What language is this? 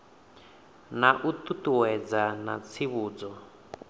Venda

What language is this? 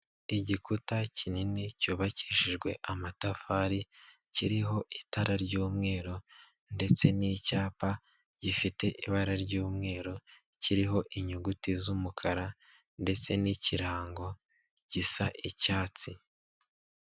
Kinyarwanda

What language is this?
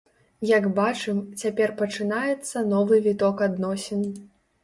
Belarusian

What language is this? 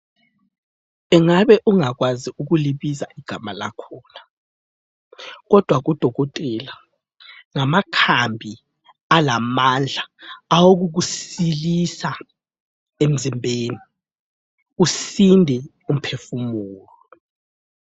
North Ndebele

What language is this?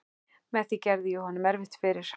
Icelandic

